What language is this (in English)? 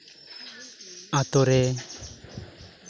Santali